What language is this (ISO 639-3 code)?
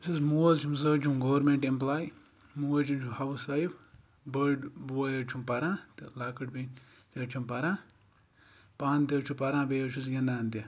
kas